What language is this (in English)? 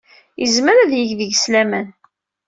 Kabyle